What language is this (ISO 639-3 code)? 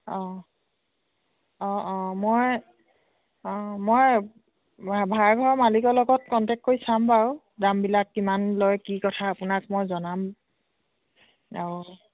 asm